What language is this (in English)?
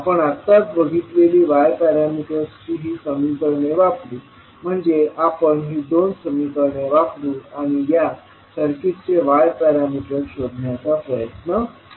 Marathi